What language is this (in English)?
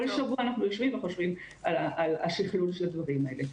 Hebrew